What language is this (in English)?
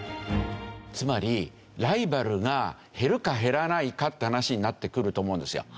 Japanese